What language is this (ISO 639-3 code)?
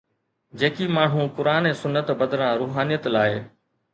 snd